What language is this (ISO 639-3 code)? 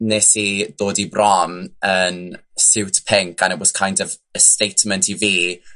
cym